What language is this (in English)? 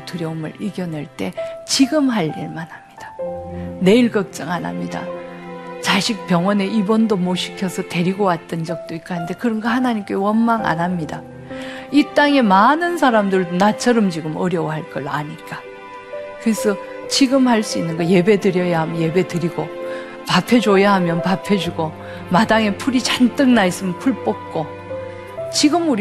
Korean